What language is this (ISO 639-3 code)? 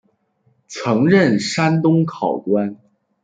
zho